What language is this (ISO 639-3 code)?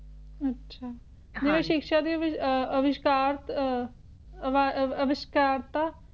pan